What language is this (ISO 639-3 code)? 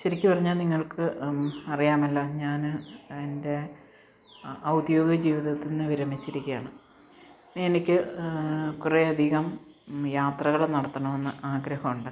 mal